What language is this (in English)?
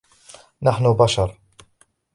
Arabic